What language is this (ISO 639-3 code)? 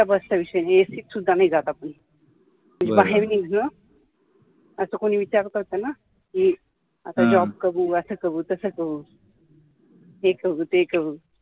mar